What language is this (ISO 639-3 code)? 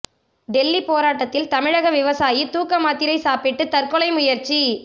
tam